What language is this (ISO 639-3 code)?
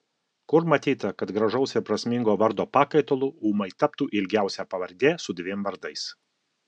lit